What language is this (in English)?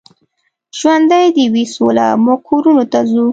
Pashto